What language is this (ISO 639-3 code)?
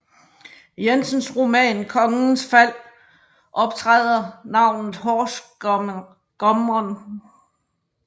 dan